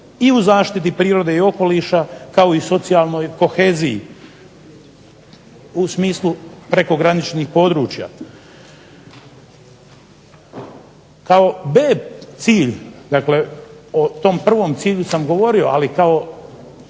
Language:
Croatian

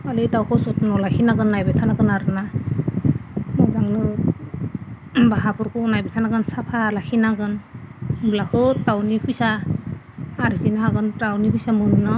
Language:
Bodo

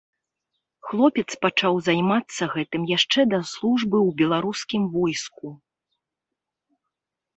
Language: Belarusian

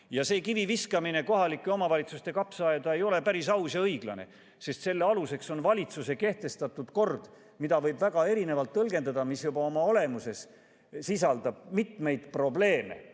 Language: Estonian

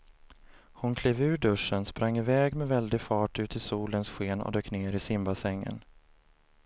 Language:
Swedish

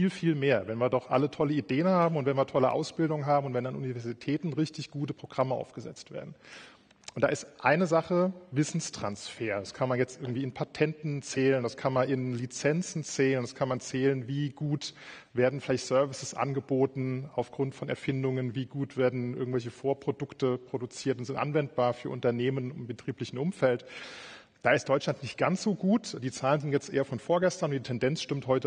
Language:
German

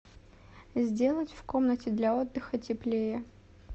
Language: Russian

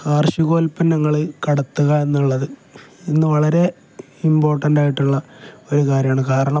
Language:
Malayalam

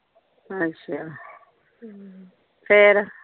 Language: Punjabi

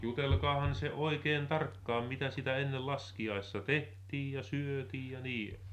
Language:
Finnish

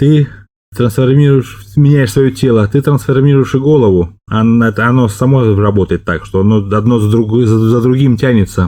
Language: Russian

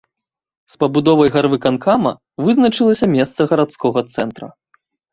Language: Belarusian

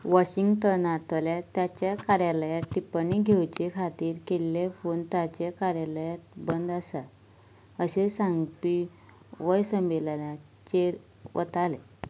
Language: Konkani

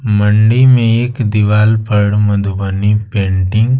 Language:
Hindi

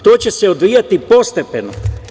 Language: Serbian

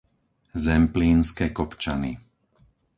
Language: Slovak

